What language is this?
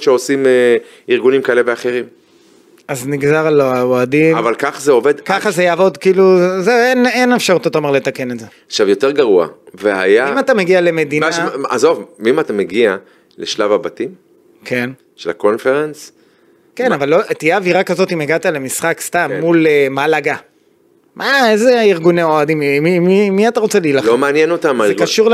Hebrew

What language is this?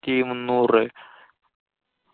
Malayalam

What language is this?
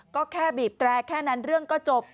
Thai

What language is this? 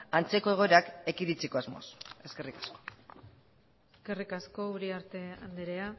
Basque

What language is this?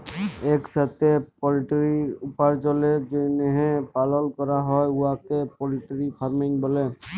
Bangla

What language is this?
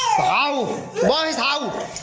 Thai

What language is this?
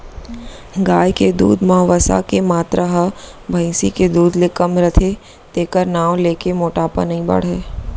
Chhattisgarhi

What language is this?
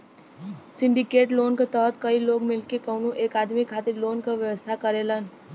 Bhojpuri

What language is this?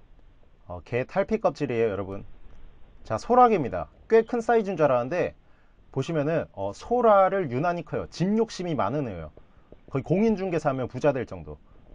Korean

